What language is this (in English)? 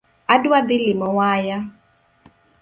Luo (Kenya and Tanzania)